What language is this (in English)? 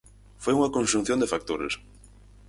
Galician